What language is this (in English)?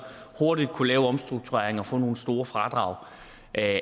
Danish